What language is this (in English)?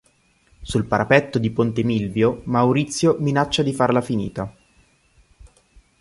Italian